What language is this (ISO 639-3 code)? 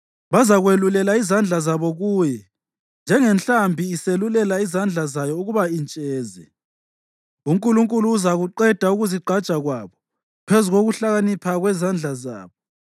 nde